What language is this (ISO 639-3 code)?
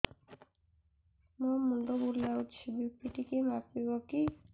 ori